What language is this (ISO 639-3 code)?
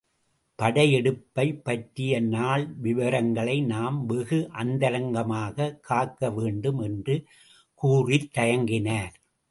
tam